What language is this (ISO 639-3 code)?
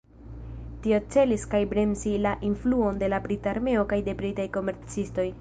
epo